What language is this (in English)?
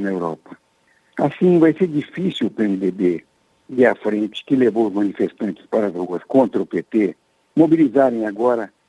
Portuguese